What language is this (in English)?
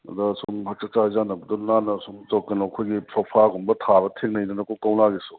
Manipuri